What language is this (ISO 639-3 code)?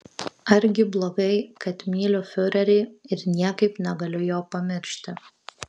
lit